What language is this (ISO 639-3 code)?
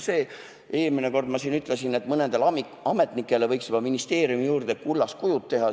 est